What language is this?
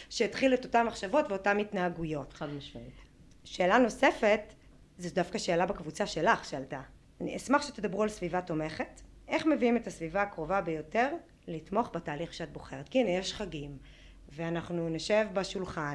Hebrew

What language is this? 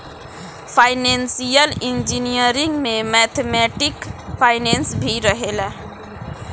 Bhojpuri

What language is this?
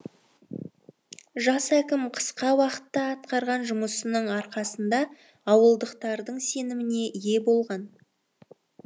Kazakh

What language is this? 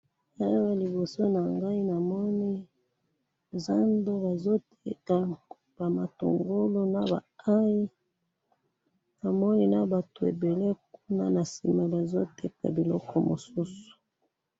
Lingala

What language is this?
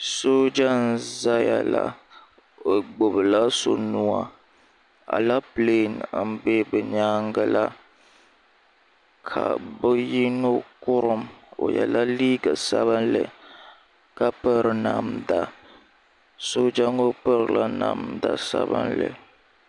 Dagbani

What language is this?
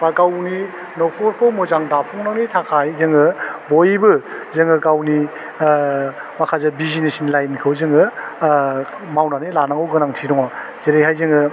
Bodo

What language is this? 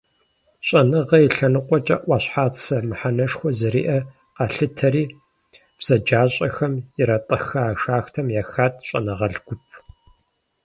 Kabardian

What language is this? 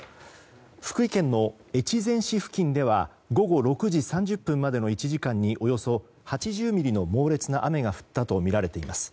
Japanese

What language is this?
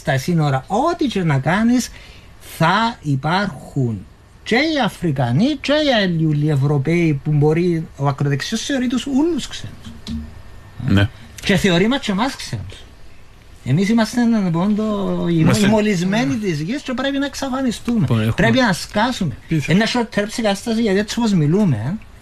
Greek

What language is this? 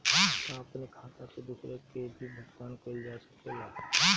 Bhojpuri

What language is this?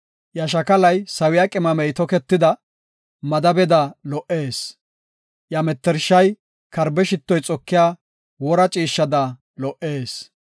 Gofa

